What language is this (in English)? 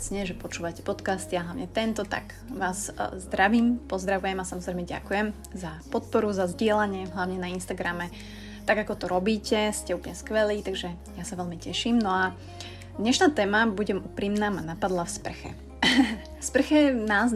Slovak